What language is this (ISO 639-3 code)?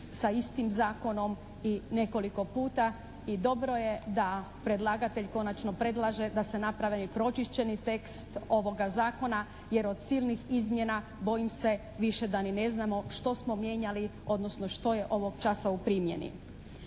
hrv